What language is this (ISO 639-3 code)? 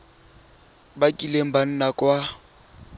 tsn